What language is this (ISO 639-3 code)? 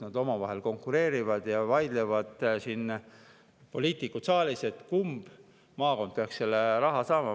est